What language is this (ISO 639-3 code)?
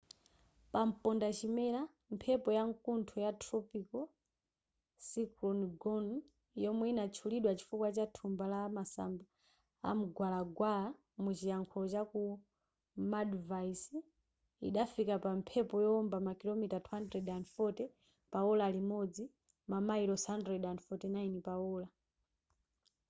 nya